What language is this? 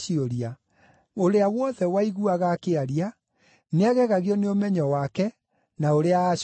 Kikuyu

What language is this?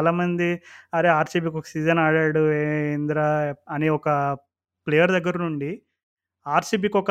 Telugu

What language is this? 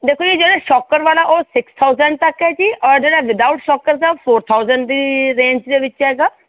Punjabi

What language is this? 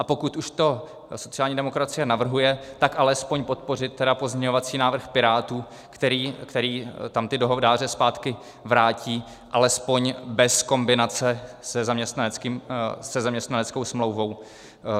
Czech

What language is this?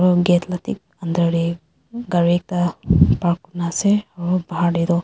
Naga Pidgin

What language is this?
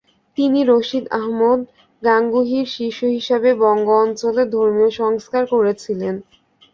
Bangla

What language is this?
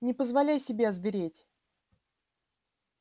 Russian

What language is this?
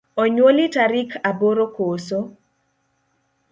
Luo (Kenya and Tanzania)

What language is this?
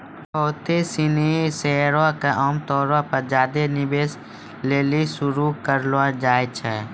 Maithili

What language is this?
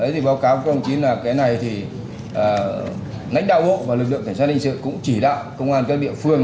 Vietnamese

